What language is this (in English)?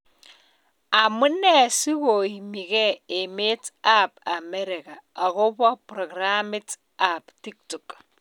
Kalenjin